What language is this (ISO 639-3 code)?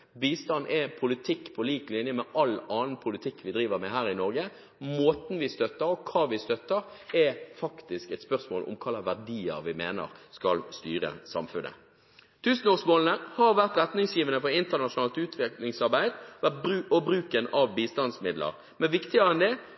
nob